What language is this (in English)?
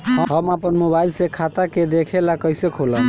Bhojpuri